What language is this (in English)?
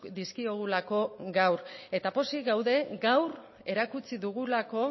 Basque